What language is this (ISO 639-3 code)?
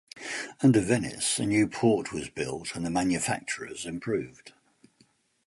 eng